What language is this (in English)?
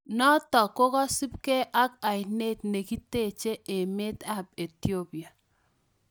Kalenjin